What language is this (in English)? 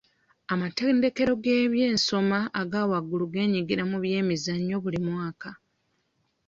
Ganda